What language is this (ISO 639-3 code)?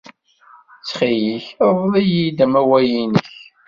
kab